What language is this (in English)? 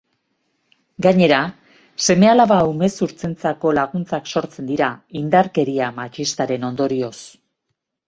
Basque